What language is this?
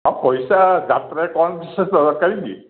Odia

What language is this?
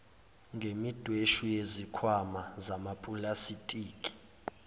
Zulu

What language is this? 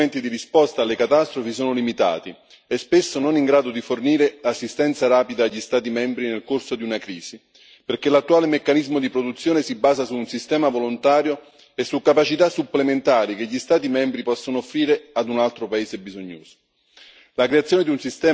Italian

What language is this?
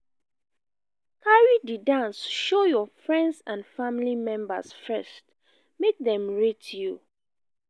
Nigerian Pidgin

